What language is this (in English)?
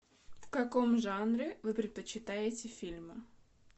Russian